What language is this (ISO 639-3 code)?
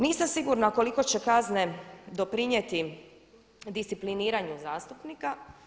hrv